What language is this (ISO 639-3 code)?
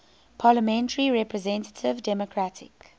eng